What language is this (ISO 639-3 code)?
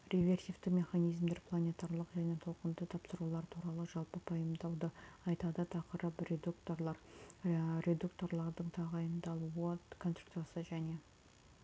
kaz